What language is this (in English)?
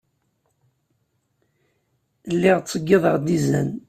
Kabyle